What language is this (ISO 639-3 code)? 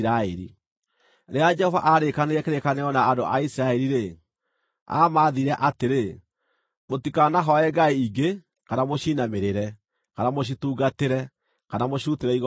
kik